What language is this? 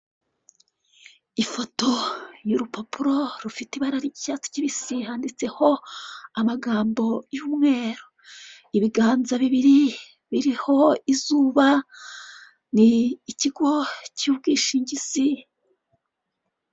Kinyarwanda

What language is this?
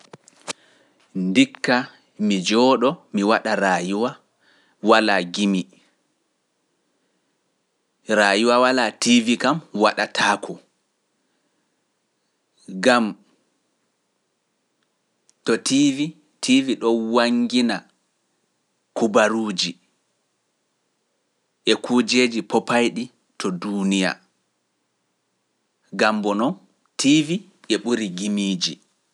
Pular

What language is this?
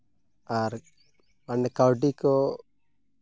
Santali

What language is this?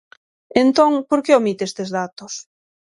Galician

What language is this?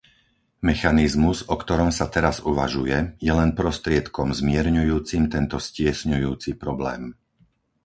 Slovak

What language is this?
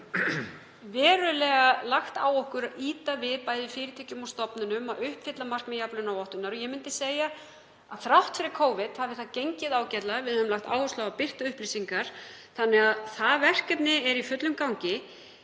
Icelandic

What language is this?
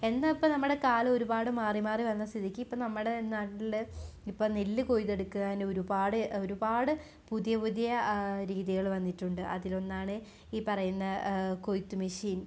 Malayalam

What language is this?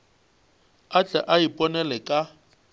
Northern Sotho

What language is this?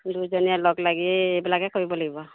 Assamese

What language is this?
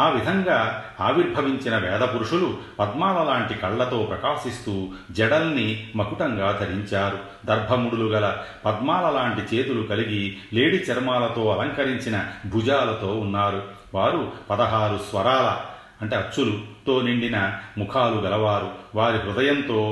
Telugu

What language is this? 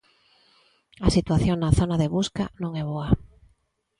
Galician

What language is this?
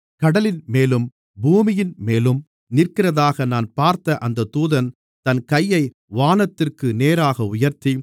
Tamil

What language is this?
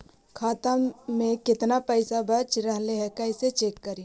Magahi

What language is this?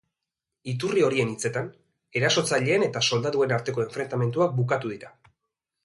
Basque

